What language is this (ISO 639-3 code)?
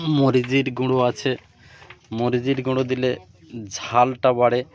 ben